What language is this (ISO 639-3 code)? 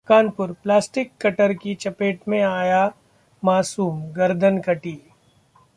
hin